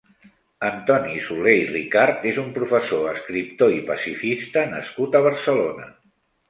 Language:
Catalan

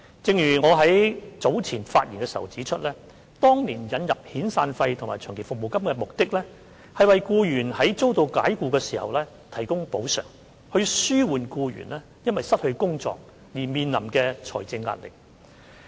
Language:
Cantonese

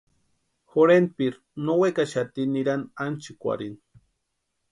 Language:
Western Highland Purepecha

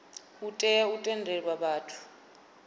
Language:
Venda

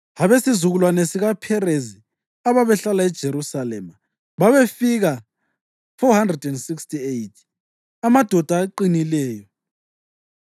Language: North Ndebele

